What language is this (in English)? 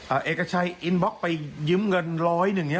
Thai